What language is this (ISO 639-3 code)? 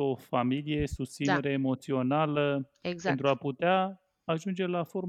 ron